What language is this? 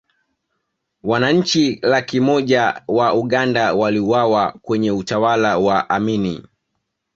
Swahili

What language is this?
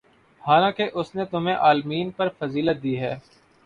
Urdu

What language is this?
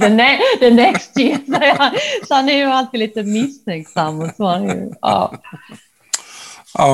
Swedish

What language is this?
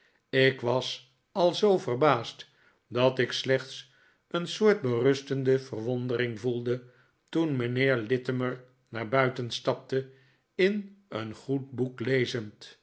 Dutch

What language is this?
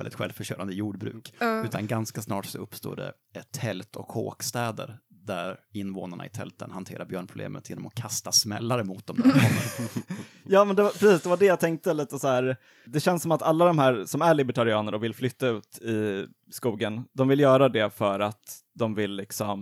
Swedish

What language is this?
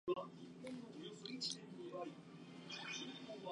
Japanese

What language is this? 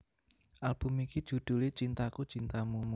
Javanese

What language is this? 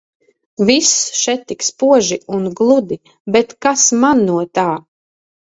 Latvian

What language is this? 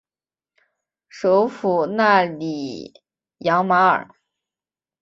Chinese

